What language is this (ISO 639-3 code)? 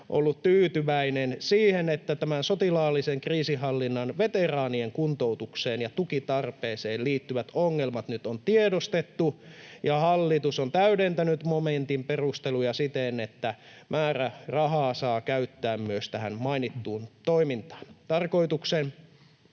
fin